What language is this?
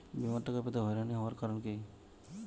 Bangla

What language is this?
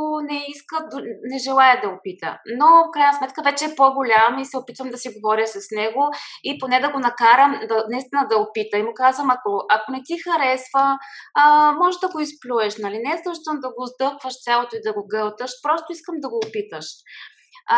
Bulgarian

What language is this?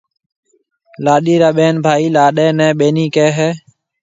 Marwari (Pakistan)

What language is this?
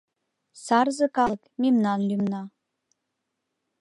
Mari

